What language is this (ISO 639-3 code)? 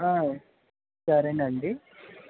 tel